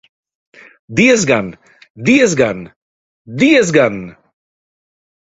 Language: Latvian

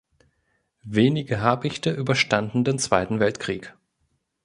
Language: German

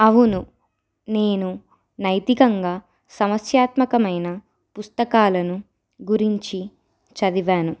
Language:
Telugu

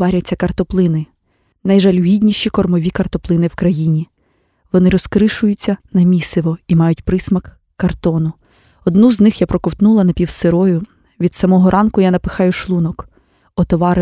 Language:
Ukrainian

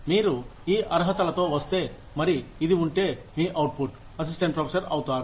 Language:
Telugu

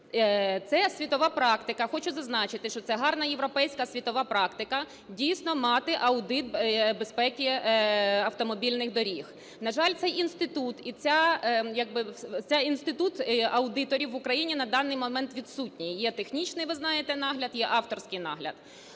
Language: Ukrainian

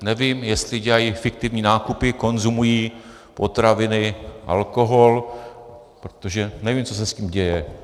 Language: Czech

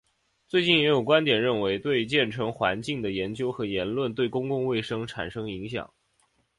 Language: Chinese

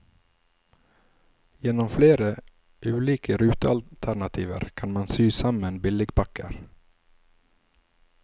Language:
Norwegian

